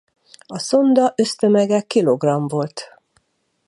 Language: Hungarian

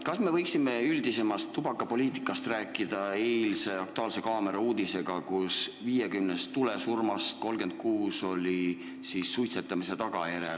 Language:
Estonian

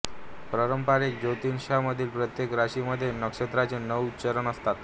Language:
Marathi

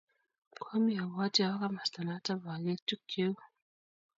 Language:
Kalenjin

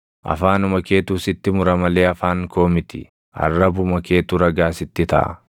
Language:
Oromo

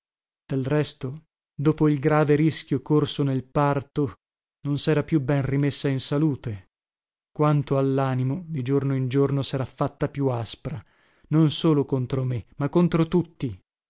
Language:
Italian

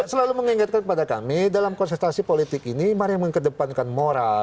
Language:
Indonesian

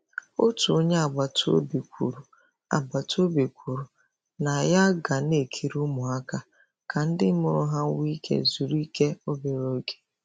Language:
Igbo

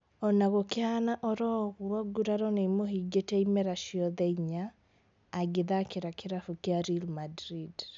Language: Kikuyu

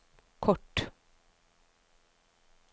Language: Norwegian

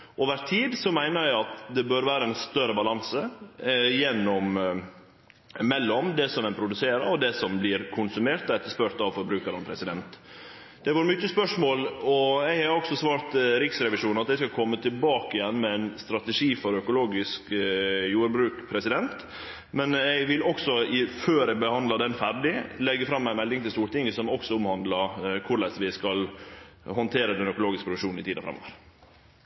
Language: Norwegian Nynorsk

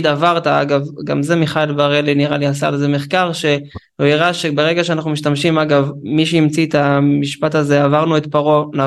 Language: Hebrew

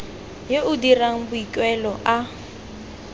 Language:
Tswana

